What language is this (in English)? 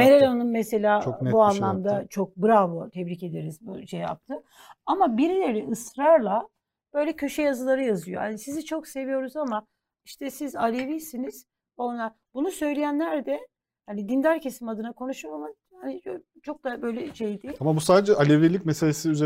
Turkish